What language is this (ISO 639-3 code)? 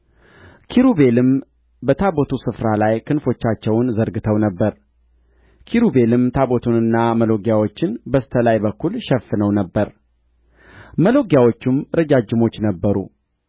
amh